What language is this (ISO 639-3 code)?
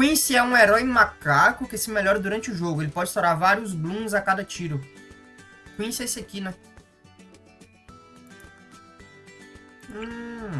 por